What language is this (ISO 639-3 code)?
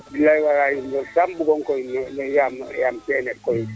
srr